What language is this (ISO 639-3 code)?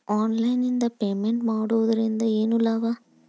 kan